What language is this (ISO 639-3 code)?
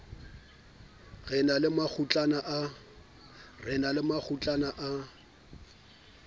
sot